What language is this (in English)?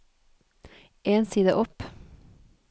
Norwegian